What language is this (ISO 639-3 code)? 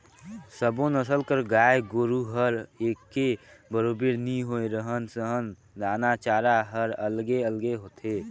hne